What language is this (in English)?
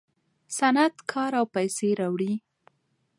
Pashto